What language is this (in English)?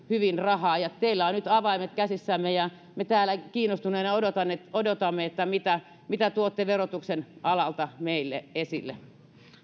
Finnish